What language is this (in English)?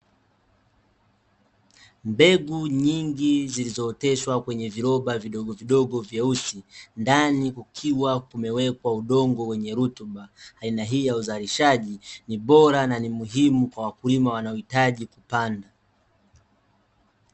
Swahili